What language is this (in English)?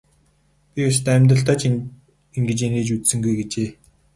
Mongolian